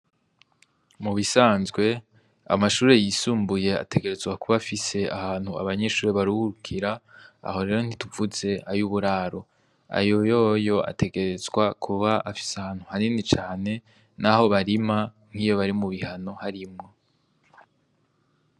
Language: Rundi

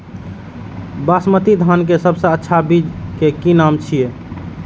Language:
Maithili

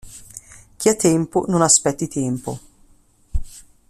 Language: Italian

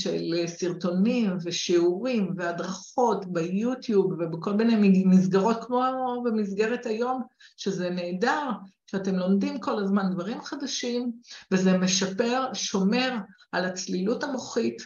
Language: Hebrew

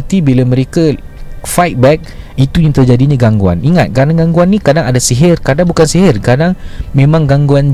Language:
Malay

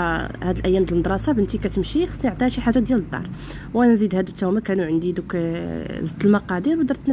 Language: Arabic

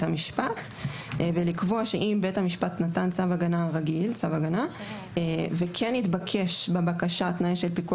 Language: Hebrew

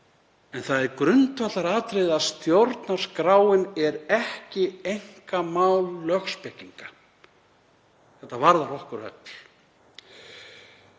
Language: Icelandic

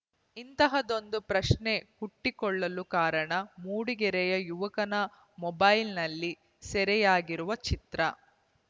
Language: Kannada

